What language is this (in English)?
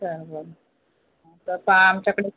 Marathi